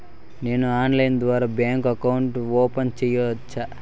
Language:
Telugu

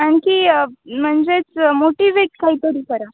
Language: Marathi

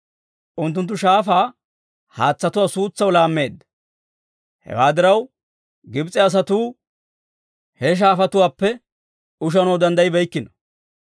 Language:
Dawro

